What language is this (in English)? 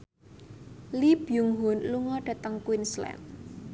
Javanese